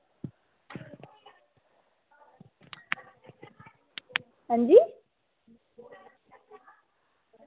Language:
Dogri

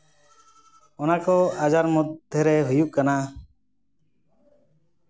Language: Santali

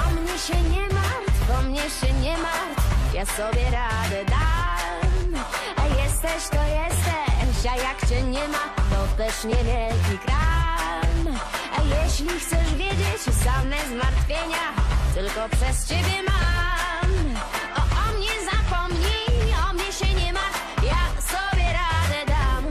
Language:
Polish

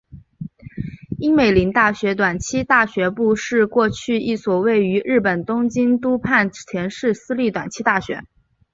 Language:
Chinese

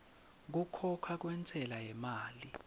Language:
Swati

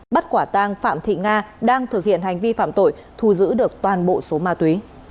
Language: Vietnamese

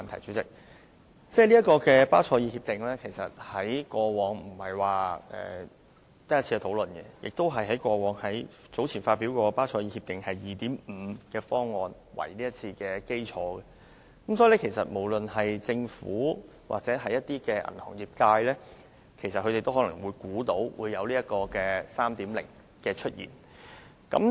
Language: Cantonese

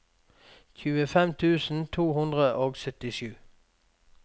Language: Norwegian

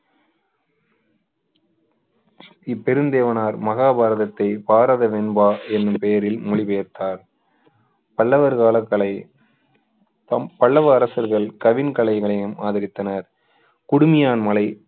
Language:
Tamil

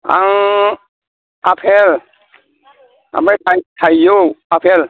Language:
Bodo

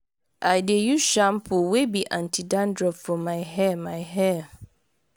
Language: Nigerian Pidgin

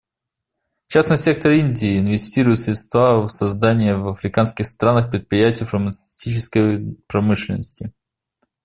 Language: Russian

